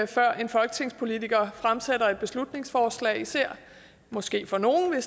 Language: Danish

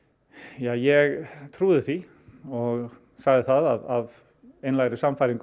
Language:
Icelandic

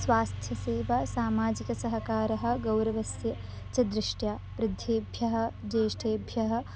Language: Sanskrit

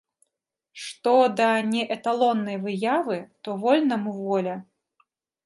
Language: Belarusian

